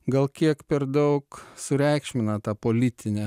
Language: Lithuanian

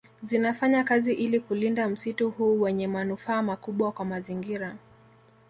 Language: Swahili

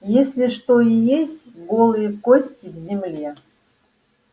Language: Russian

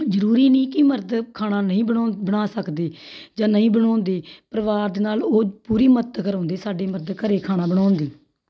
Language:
Punjabi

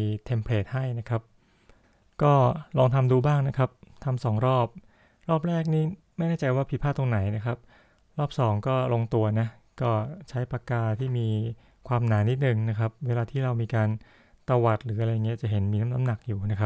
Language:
Thai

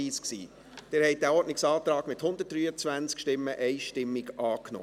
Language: Swiss German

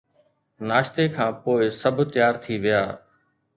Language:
Sindhi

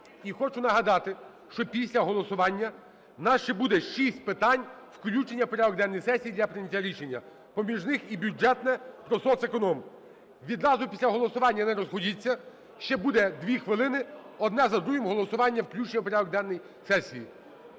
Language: Ukrainian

